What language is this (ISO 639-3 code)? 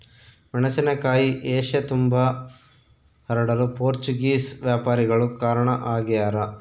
kan